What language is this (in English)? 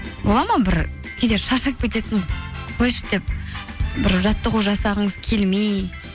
Kazakh